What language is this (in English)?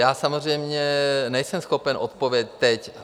Czech